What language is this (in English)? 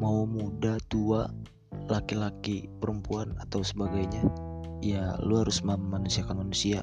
Indonesian